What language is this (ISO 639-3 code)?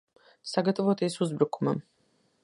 lav